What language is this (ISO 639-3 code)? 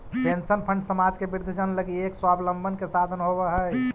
mag